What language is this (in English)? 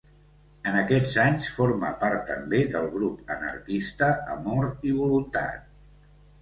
Catalan